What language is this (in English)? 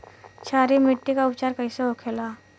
Bhojpuri